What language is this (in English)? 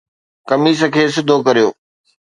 Sindhi